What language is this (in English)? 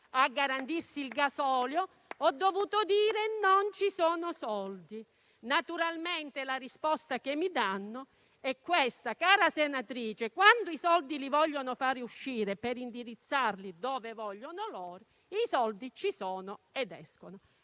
Italian